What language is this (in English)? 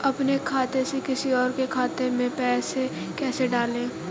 Hindi